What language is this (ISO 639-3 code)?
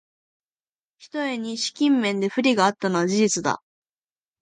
jpn